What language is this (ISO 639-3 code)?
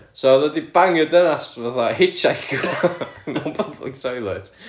cym